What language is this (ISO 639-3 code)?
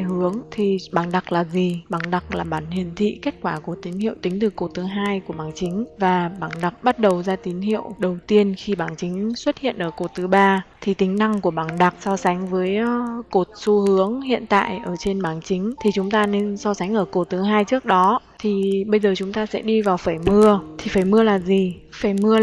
vie